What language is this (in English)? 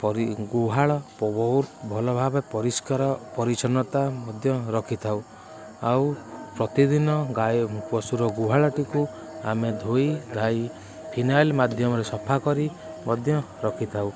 Odia